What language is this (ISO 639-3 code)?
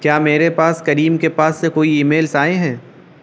urd